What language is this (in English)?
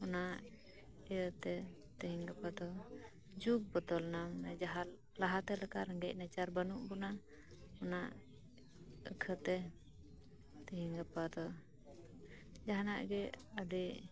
Santali